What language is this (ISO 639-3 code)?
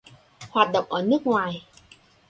vie